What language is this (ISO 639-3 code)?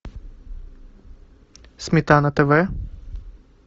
rus